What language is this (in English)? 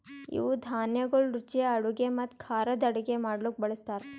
Kannada